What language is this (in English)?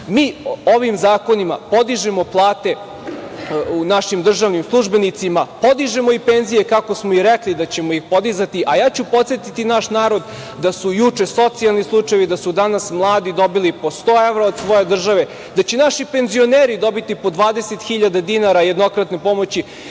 Serbian